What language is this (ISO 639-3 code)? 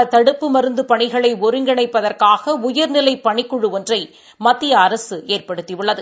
tam